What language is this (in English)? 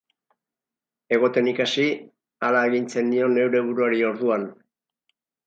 Basque